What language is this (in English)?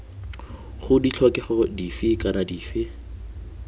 Tswana